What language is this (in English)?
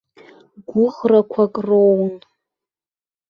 Abkhazian